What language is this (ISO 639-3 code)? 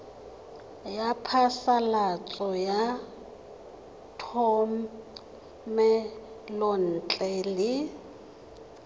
tsn